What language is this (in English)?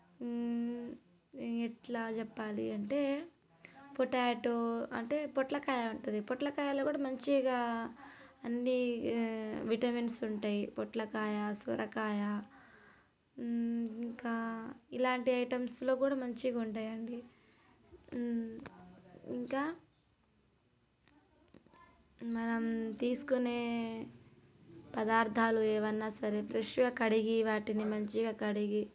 Telugu